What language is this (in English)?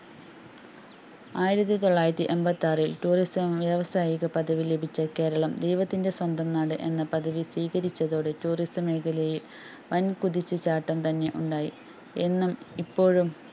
Malayalam